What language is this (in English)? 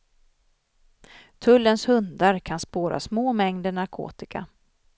Swedish